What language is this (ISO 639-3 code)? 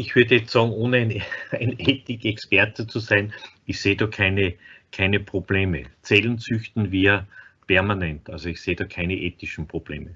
deu